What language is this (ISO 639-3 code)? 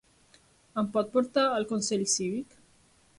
cat